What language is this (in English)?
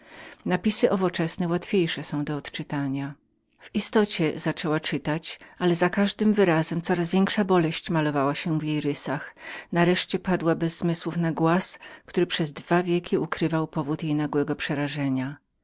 Polish